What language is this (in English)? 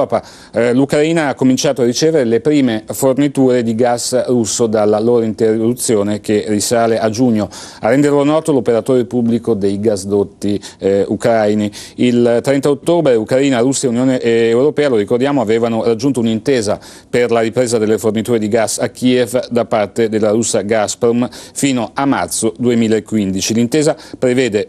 Italian